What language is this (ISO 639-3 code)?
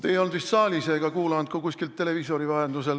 est